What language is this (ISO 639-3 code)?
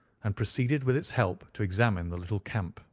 eng